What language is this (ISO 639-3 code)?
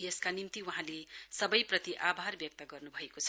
nep